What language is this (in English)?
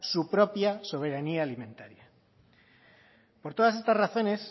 Spanish